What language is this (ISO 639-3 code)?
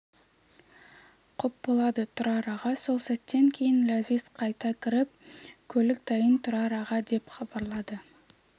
kaz